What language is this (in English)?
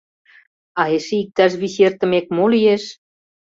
Mari